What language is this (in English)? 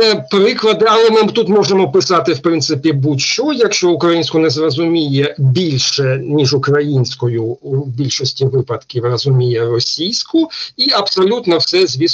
Ukrainian